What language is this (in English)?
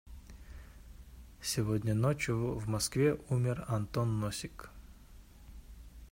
Kyrgyz